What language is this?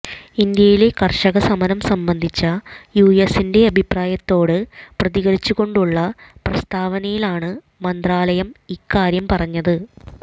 Malayalam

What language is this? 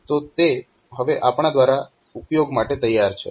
Gujarati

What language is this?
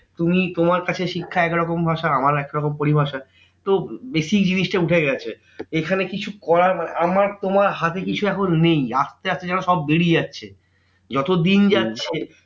Bangla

